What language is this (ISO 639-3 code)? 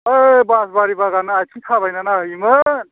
brx